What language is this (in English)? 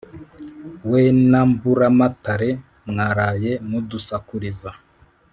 Kinyarwanda